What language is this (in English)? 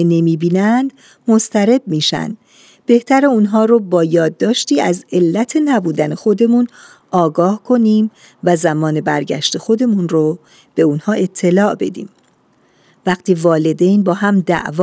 Persian